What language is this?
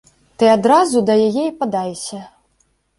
Belarusian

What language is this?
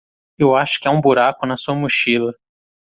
Portuguese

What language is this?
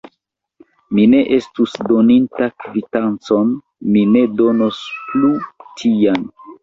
Esperanto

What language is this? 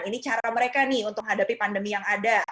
Indonesian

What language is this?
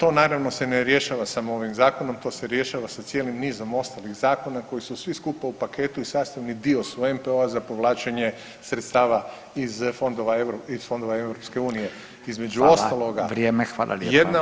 Croatian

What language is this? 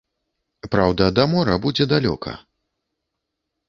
Belarusian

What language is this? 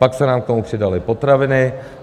Czech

